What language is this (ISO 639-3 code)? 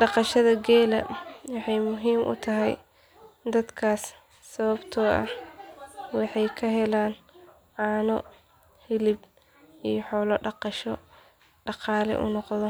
som